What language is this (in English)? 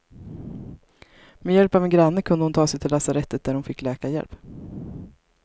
Swedish